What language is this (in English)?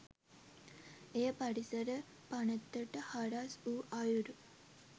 Sinhala